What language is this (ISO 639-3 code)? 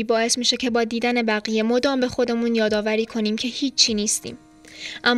fas